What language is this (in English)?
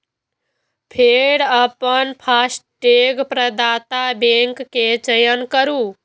Maithili